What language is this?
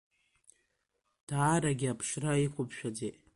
Abkhazian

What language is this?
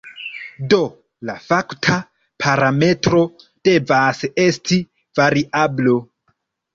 Esperanto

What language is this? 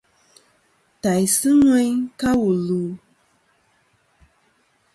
Kom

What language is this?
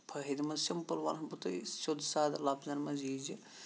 Kashmiri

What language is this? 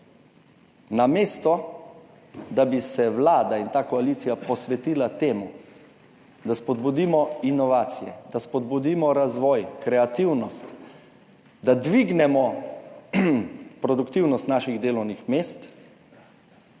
Slovenian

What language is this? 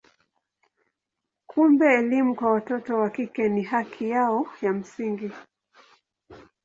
Swahili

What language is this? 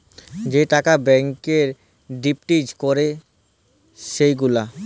Bangla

